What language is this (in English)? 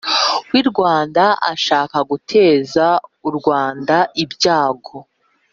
Kinyarwanda